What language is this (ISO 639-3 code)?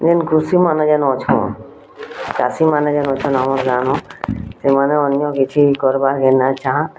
ori